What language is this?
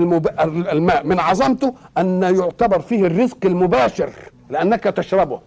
Arabic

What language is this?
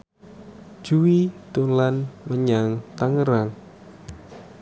Javanese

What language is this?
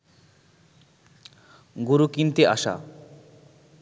Bangla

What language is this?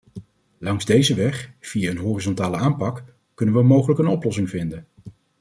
Dutch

